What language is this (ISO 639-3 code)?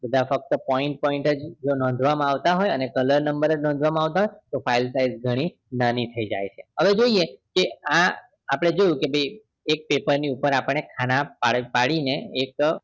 guj